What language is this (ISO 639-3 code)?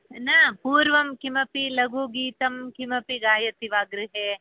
san